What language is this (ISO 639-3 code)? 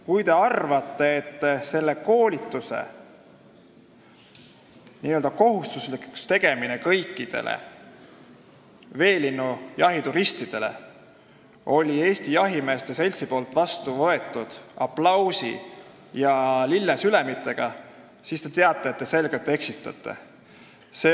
est